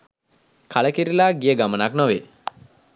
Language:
Sinhala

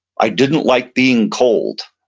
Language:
English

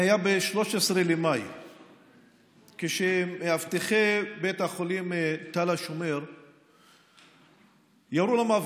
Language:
Hebrew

